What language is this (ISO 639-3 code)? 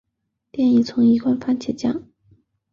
zho